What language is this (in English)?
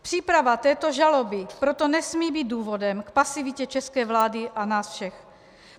Czech